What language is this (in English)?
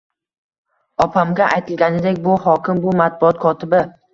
Uzbek